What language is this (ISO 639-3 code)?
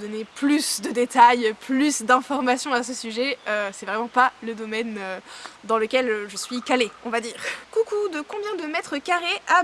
fra